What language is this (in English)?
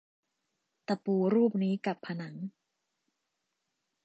Thai